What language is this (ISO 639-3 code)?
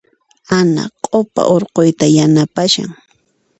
qxp